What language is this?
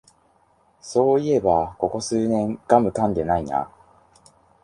Japanese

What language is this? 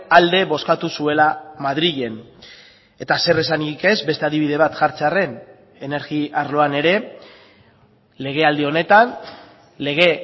Basque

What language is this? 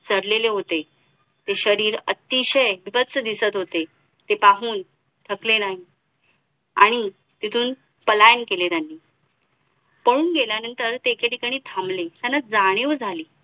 Marathi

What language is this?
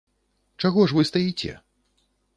Belarusian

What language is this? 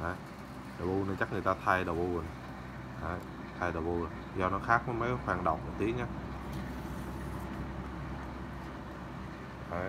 Vietnamese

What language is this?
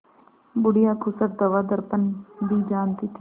Hindi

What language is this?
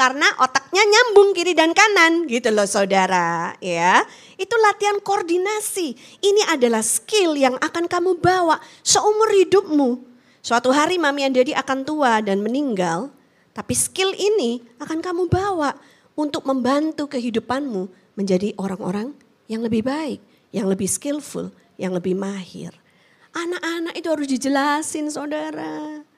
Indonesian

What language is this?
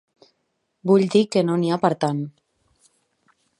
Catalan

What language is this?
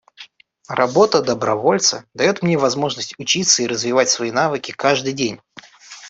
Russian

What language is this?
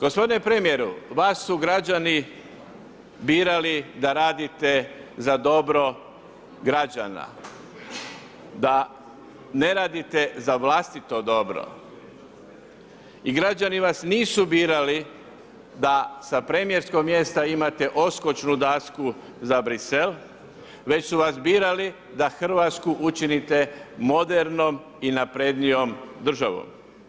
Croatian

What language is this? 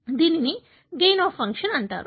Telugu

